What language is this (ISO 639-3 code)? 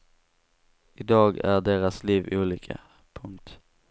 swe